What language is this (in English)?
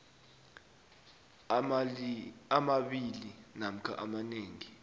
South Ndebele